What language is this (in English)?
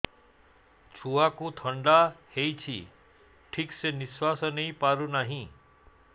Odia